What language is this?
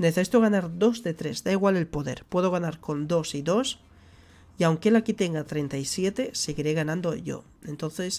Spanish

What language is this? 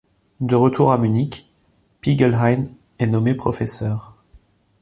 French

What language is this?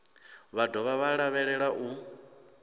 Venda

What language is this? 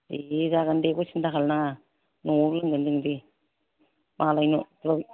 Bodo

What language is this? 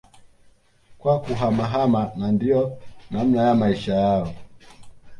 Swahili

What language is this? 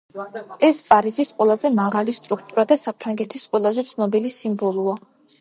Georgian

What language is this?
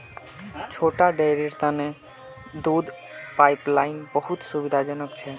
Magahi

